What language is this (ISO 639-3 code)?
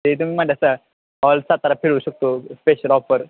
mar